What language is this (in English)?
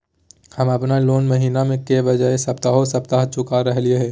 Magahi